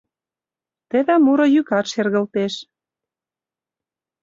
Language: Mari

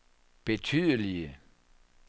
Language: Danish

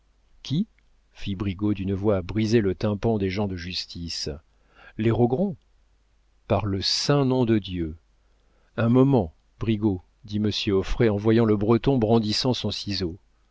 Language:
French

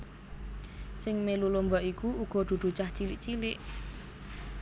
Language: Javanese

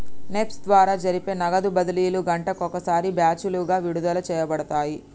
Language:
Telugu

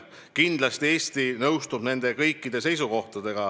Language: Estonian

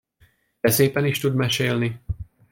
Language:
Hungarian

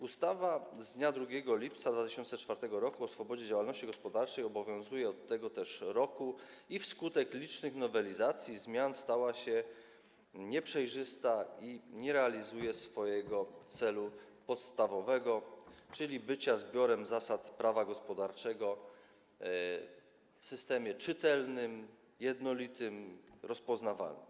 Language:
Polish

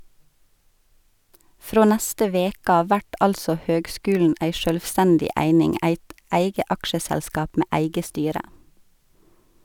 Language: Norwegian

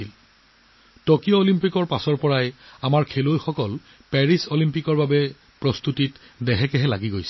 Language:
Assamese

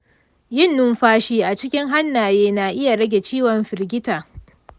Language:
Hausa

